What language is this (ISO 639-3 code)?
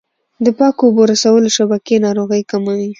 pus